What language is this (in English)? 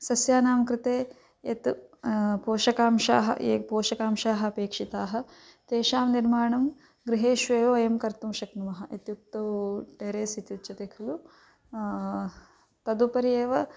Sanskrit